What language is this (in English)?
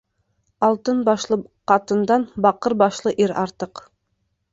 Bashkir